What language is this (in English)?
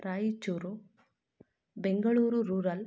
Kannada